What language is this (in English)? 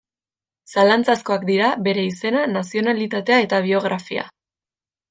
Basque